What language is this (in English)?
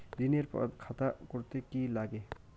Bangla